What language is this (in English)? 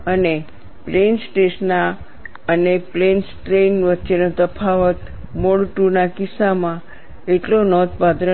Gujarati